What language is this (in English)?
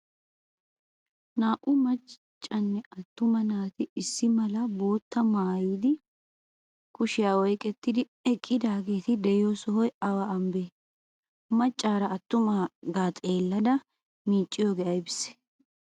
Wolaytta